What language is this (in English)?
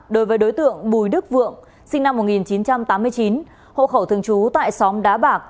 Vietnamese